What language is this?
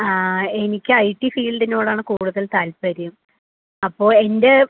Malayalam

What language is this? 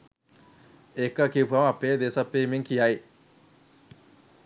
Sinhala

